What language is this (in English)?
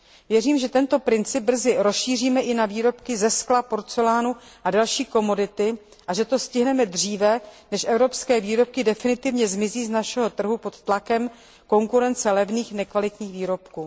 Czech